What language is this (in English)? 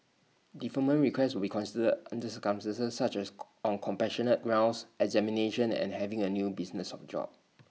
English